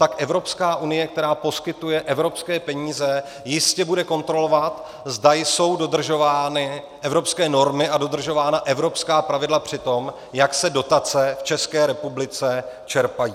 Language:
Czech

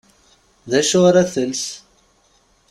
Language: Kabyle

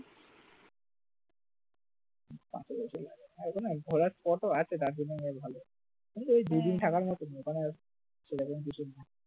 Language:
Bangla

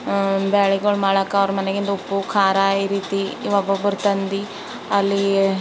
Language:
Kannada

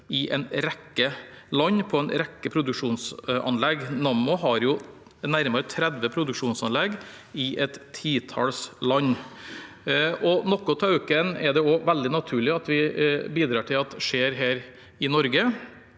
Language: Norwegian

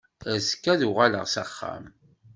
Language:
Kabyle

